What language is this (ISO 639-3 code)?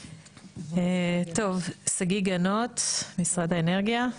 heb